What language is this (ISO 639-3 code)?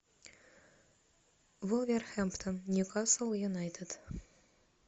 rus